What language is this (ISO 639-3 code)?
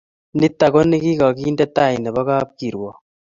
kln